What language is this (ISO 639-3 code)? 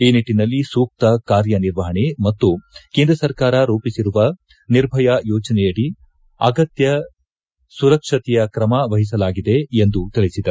kan